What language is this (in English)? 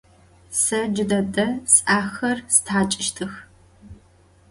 Adyghe